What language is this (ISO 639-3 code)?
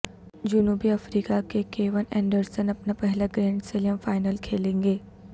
urd